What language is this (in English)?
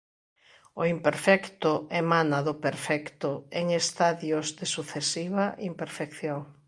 Galician